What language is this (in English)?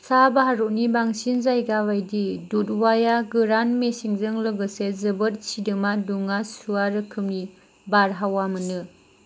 Bodo